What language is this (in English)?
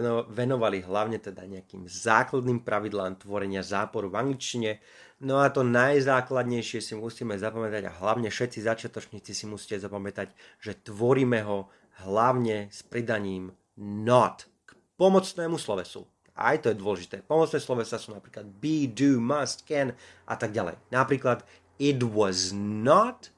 Slovak